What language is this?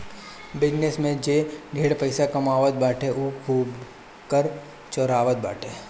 Bhojpuri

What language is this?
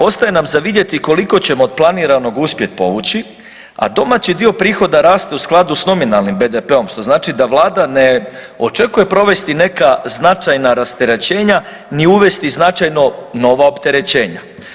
Croatian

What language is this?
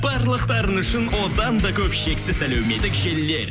Kazakh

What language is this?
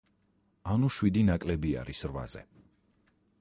Georgian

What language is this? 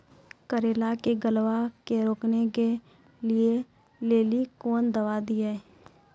Maithili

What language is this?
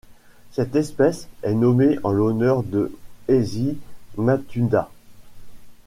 French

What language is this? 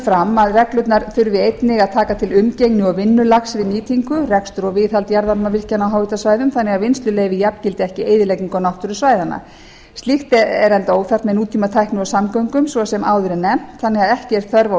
Icelandic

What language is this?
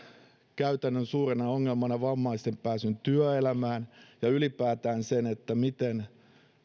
Finnish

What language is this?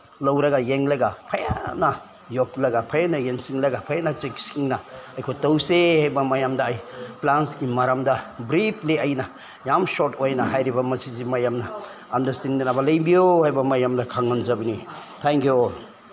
Manipuri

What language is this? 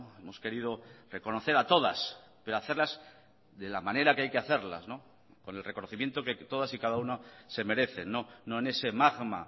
Spanish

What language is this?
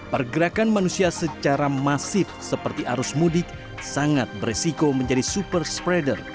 Indonesian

